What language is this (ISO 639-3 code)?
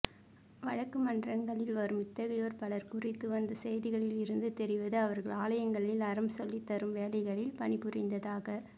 tam